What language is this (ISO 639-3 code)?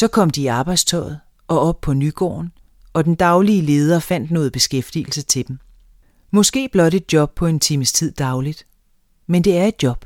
dan